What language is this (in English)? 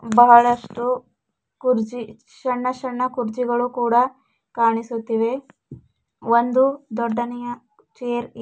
Kannada